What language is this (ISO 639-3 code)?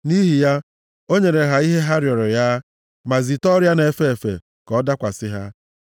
ibo